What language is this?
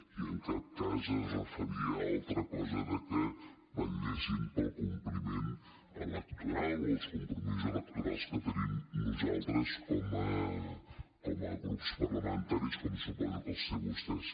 Catalan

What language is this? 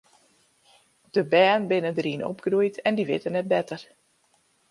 Western Frisian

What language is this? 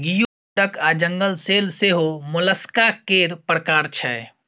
Maithili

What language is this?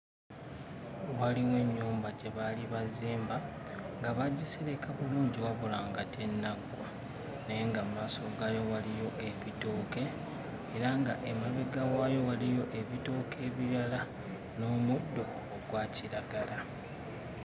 Ganda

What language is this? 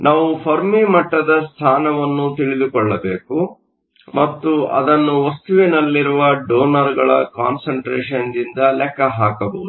Kannada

